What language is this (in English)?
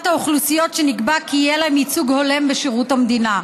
Hebrew